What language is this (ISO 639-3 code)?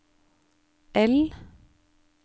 nor